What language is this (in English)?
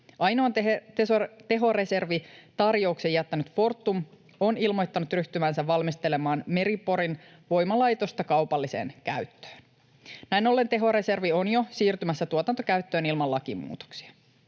Finnish